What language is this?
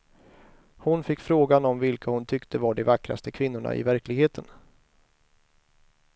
Swedish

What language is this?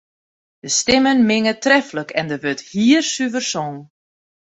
Western Frisian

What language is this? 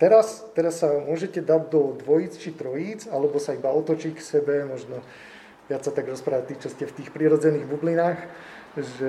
Slovak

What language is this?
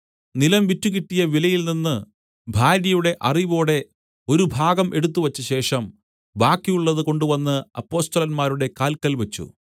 Malayalam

